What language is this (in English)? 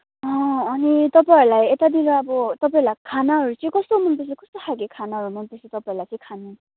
Nepali